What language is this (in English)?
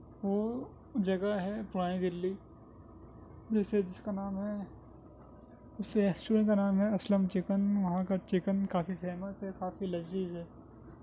Urdu